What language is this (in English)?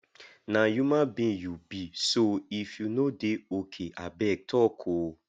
Nigerian Pidgin